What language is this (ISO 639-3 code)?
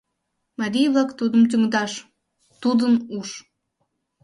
chm